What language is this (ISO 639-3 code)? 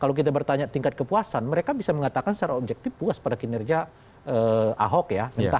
ind